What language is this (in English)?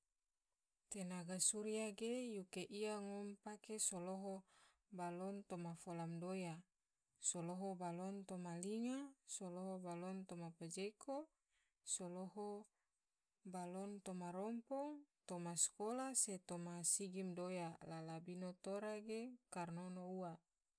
Tidore